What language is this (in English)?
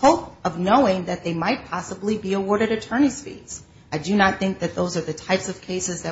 English